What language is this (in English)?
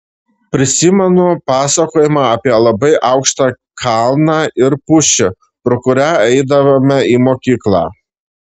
Lithuanian